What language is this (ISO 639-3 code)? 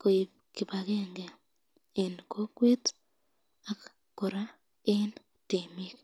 kln